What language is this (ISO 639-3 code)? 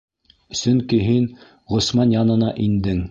bak